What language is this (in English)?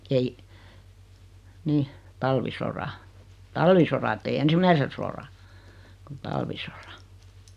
Finnish